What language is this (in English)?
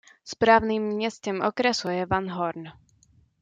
Czech